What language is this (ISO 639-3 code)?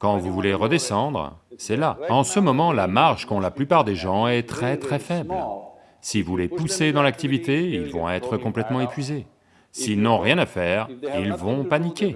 fra